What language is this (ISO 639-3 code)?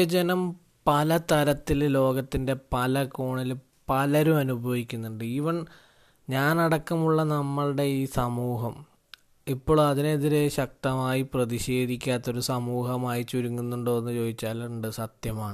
mal